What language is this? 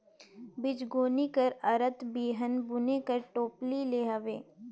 Chhattisgarhi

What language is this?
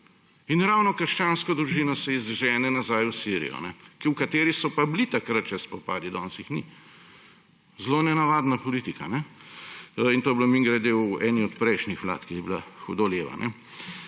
Slovenian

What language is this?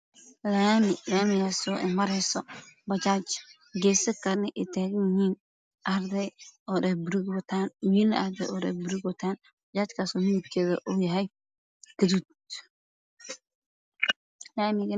Somali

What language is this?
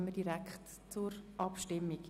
Swiss German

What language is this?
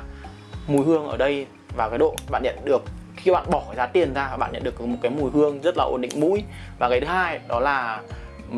Vietnamese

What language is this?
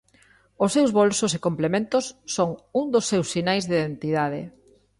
Galician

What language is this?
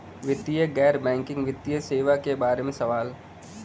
Bhojpuri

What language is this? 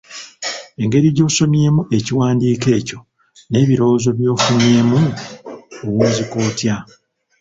Ganda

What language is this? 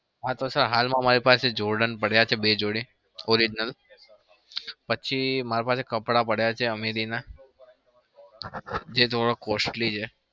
Gujarati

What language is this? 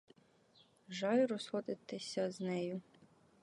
Ukrainian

